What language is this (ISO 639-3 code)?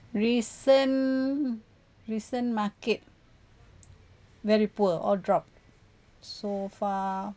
eng